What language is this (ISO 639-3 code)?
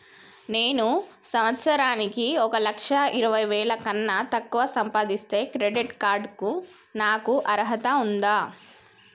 tel